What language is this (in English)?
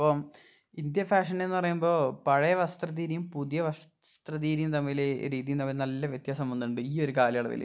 Malayalam